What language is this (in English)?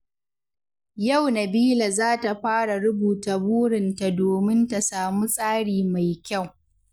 Hausa